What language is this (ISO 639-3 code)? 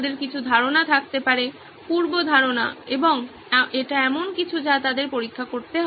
ben